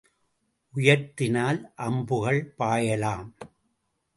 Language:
Tamil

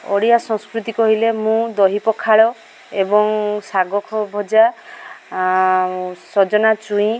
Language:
Odia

